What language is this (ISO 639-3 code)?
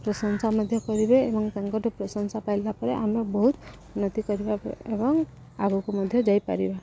ori